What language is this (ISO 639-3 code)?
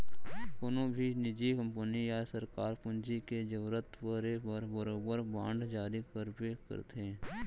hne